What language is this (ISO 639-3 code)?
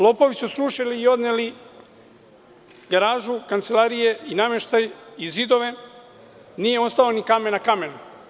srp